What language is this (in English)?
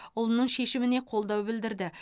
Kazakh